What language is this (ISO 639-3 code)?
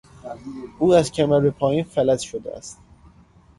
fas